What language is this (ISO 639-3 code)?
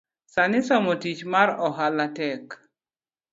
luo